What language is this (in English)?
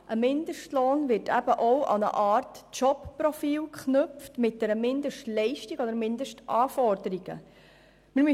Swiss German